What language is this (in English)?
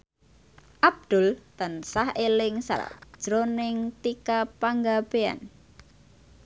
Javanese